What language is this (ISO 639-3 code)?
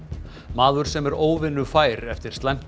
isl